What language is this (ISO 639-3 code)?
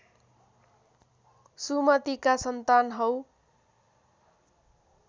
nep